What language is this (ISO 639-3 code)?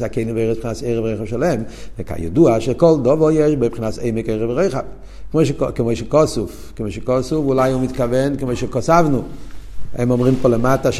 heb